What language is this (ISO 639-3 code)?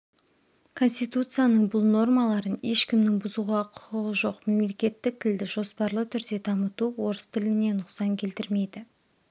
kaz